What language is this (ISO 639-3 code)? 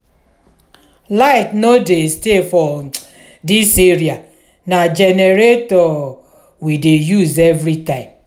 pcm